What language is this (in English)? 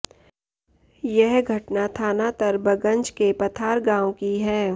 Hindi